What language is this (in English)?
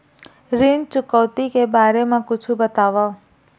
Chhattisgarhi